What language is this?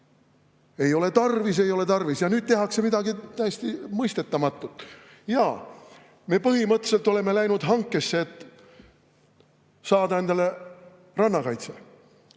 Estonian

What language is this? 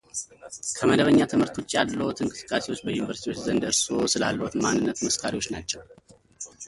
Amharic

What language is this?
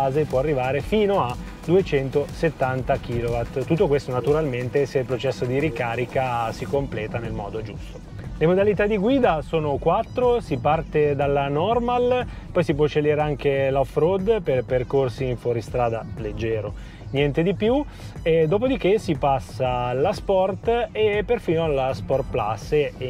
Italian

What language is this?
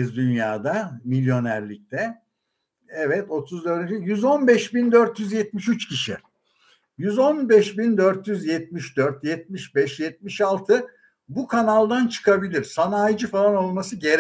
Turkish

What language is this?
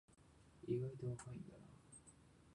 Japanese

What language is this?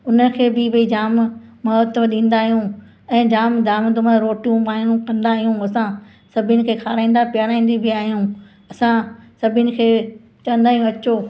Sindhi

